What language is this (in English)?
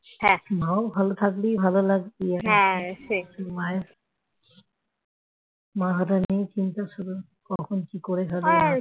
Bangla